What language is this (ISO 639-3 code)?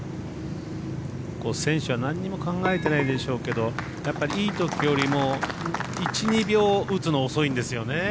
jpn